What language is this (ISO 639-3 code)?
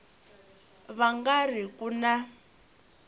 tso